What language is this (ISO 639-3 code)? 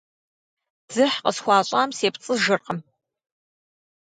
kbd